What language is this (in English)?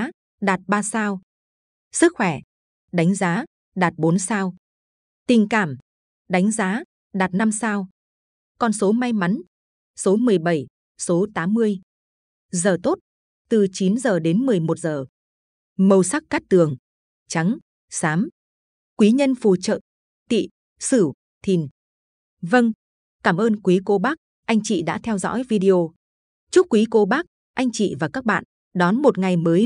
Vietnamese